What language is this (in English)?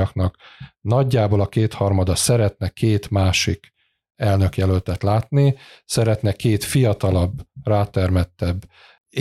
Hungarian